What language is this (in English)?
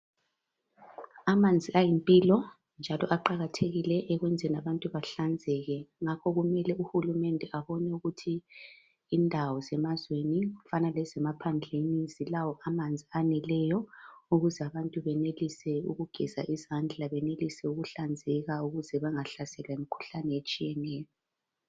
North Ndebele